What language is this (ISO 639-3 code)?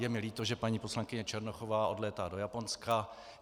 ces